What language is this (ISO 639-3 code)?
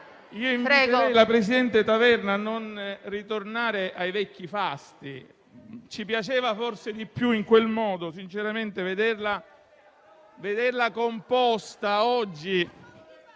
ita